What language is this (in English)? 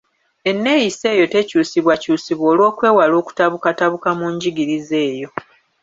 Ganda